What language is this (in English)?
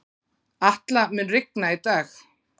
Icelandic